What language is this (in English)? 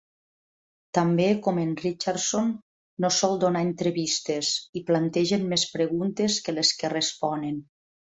Catalan